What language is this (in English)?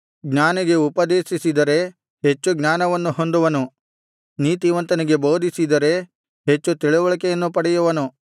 Kannada